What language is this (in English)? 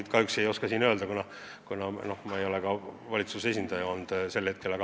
Estonian